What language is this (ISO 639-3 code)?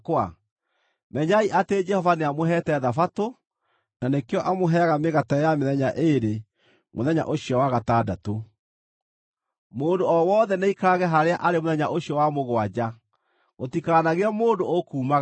kik